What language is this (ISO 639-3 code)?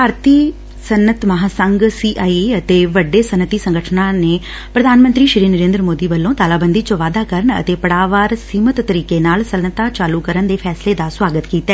pan